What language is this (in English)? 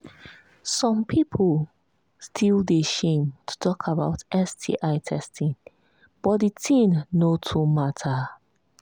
Nigerian Pidgin